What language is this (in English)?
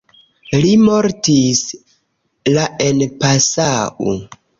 Esperanto